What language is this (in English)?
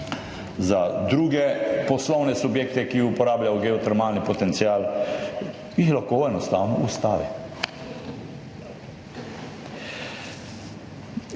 Slovenian